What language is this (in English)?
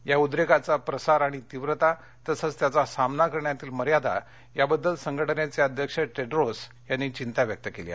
Marathi